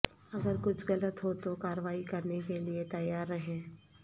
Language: Urdu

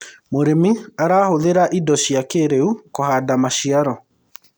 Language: Kikuyu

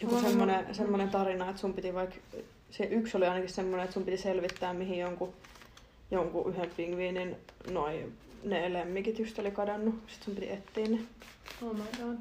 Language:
Finnish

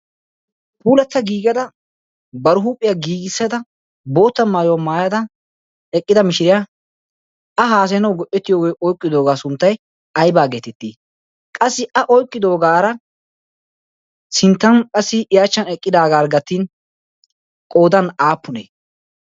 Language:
Wolaytta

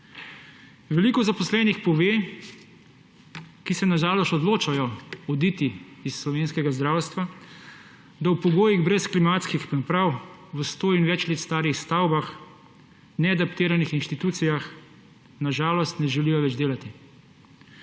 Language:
Slovenian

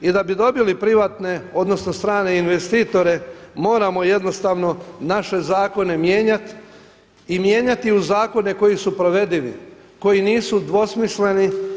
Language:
Croatian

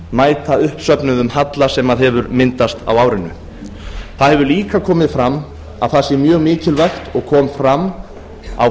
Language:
Icelandic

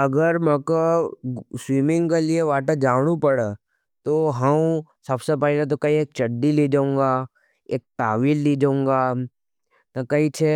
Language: Nimadi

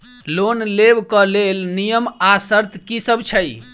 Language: Maithili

